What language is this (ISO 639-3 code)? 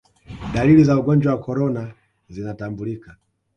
swa